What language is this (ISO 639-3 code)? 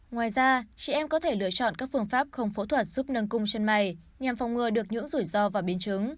vie